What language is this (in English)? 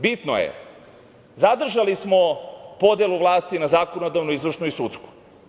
Serbian